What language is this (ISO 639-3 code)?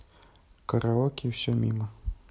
rus